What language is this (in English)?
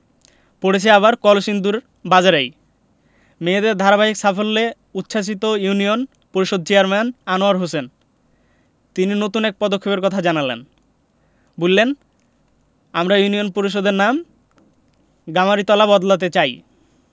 Bangla